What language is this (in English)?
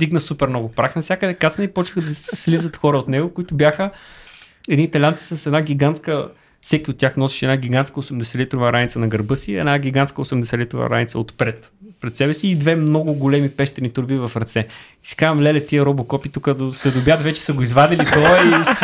Bulgarian